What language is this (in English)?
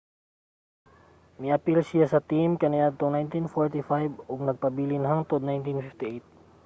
Cebuano